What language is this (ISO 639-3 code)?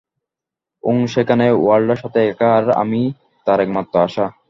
ben